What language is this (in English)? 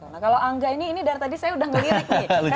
Indonesian